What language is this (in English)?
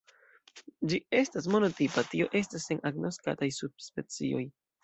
Esperanto